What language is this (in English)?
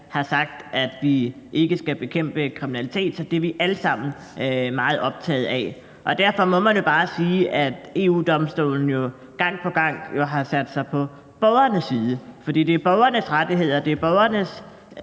Danish